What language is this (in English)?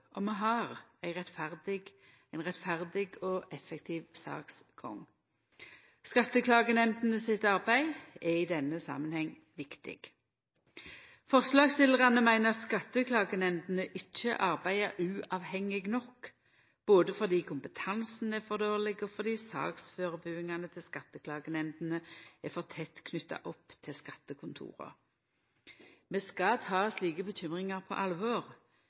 Norwegian Nynorsk